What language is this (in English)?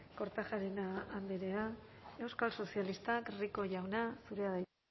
Basque